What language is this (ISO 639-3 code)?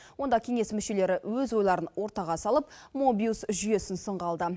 kaz